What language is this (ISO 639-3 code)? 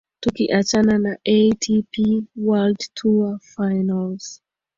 swa